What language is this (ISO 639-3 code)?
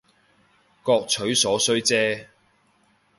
yue